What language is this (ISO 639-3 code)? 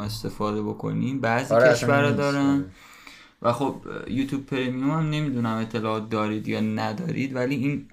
fas